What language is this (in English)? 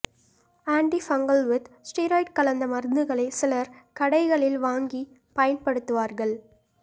Tamil